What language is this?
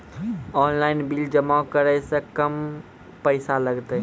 Maithili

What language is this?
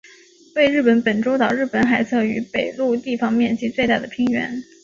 Chinese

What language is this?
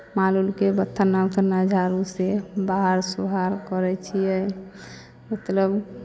Maithili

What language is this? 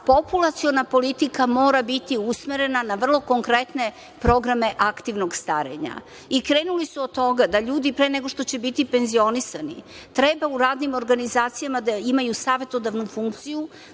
Serbian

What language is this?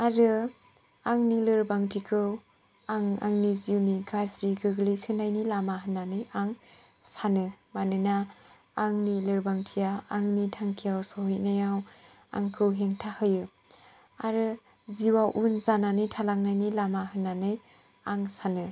Bodo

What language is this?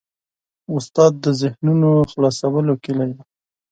Pashto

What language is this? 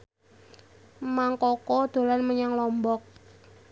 Javanese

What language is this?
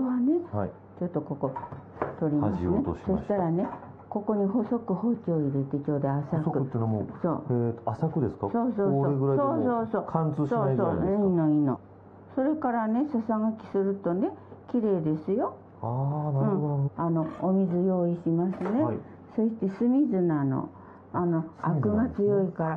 Japanese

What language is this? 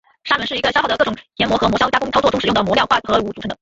Chinese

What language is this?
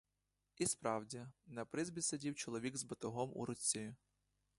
Ukrainian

